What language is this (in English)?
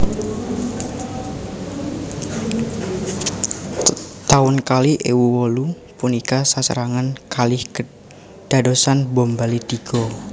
Javanese